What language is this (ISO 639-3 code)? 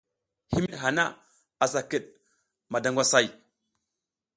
giz